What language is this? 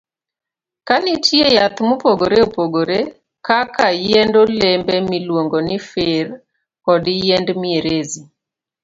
Luo (Kenya and Tanzania)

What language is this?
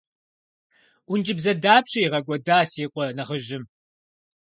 Kabardian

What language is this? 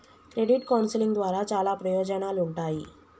Telugu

